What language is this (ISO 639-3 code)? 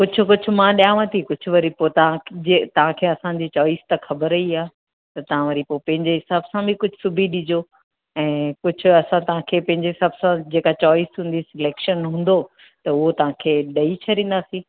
snd